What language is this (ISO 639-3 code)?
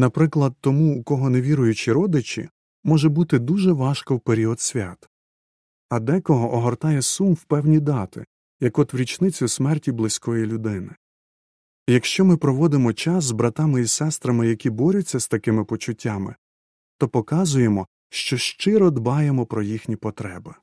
ukr